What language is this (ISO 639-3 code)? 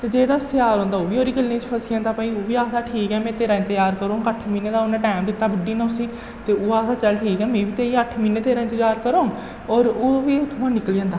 doi